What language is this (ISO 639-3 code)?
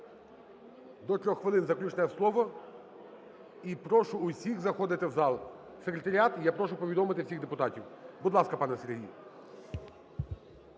ukr